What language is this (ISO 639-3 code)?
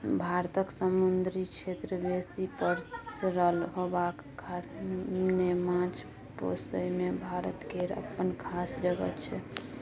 mai